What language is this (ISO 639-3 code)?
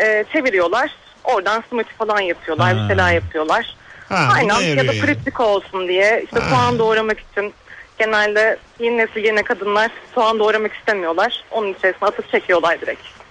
tur